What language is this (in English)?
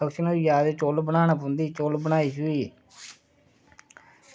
Dogri